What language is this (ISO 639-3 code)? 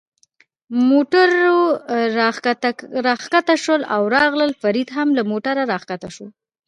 pus